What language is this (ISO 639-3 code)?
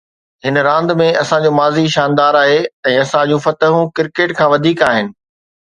snd